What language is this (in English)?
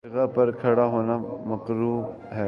Urdu